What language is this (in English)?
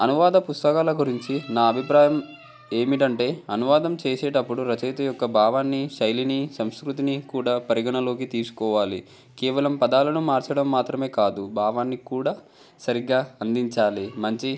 Telugu